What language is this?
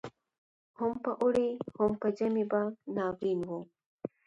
Pashto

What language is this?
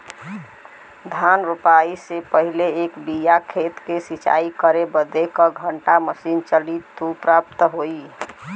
Bhojpuri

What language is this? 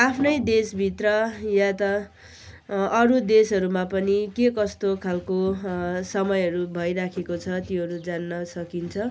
Nepali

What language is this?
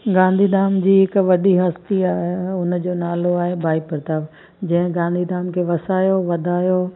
Sindhi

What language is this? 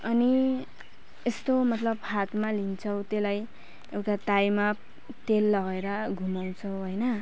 Nepali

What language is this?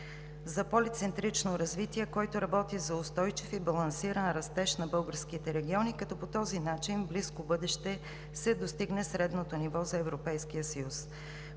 Bulgarian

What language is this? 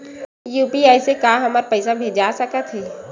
Chhattisgarhi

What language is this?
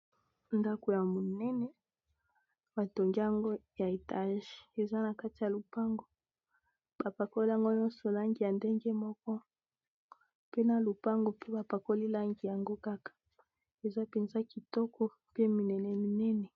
Lingala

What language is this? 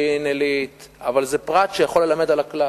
Hebrew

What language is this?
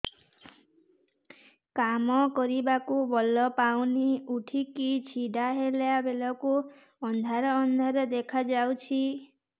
Odia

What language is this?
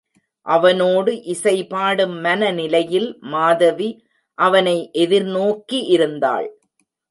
Tamil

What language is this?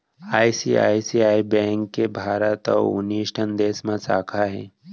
Chhattisgarhi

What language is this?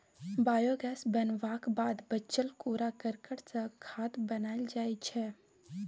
Maithili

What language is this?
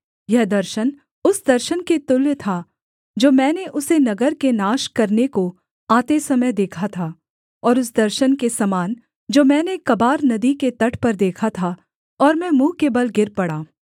Hindi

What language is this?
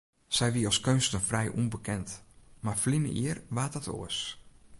Western Frisian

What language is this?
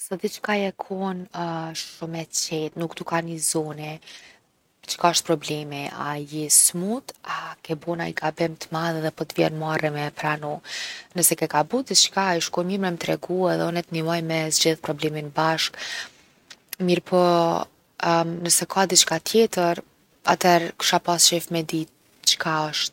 Gheg Albanian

